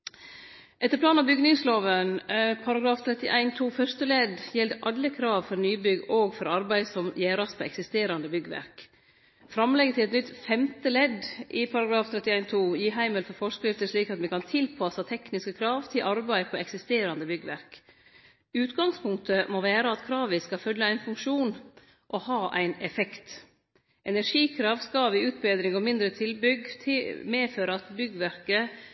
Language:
Norwegian Nynorsk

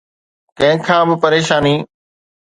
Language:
Sindhi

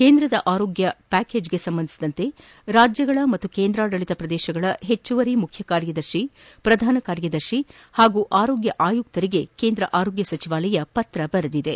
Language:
Kannada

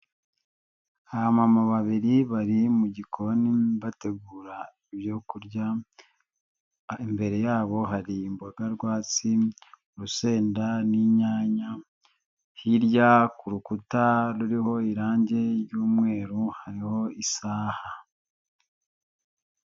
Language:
Kinyarwanda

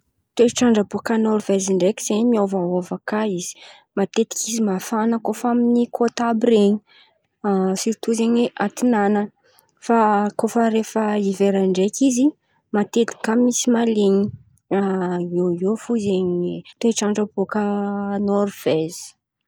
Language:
Antankarana Malagasy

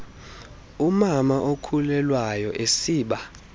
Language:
Xhosa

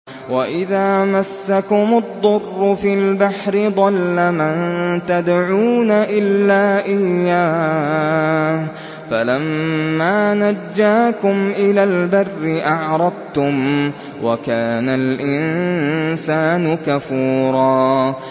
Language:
Arabic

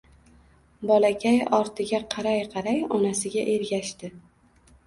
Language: Uzbek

